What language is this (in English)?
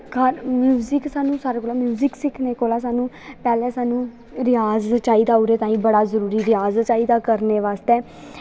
Dogri